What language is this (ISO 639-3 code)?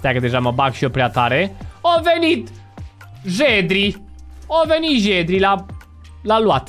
ron